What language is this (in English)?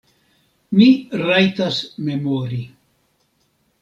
Esperanto